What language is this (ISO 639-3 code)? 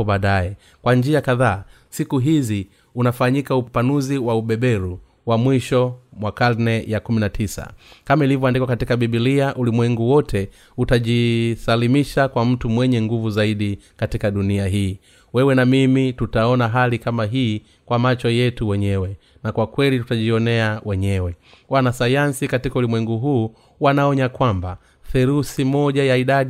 swa